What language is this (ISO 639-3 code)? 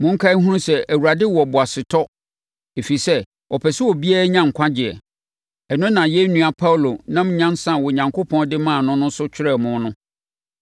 aka